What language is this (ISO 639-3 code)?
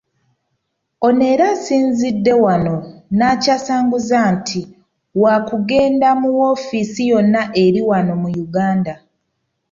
lug